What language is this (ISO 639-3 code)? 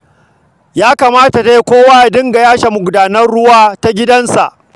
hau